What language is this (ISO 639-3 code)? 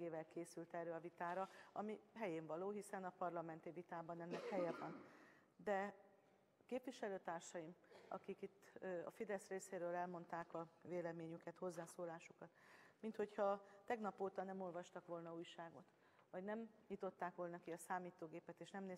hun